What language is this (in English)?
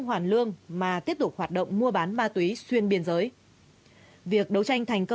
Vietnamese